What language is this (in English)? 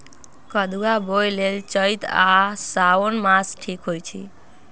Magahi